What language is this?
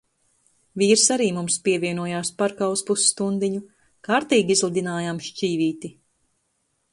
Latvian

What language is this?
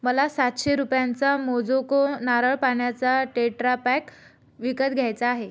Marathi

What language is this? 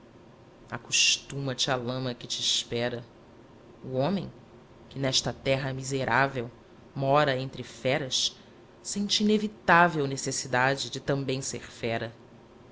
Portuguese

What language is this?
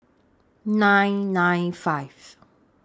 English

